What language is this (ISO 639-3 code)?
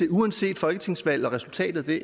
dan